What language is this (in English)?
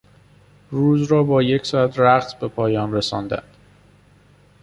Persian